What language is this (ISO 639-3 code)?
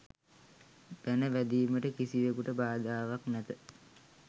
sin